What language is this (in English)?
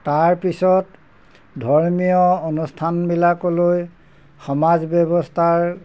Assamese